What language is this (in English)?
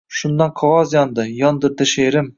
Uzbek